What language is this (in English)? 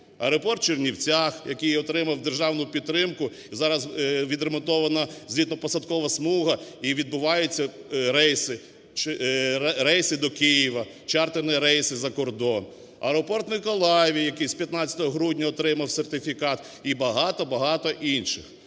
Ukrainian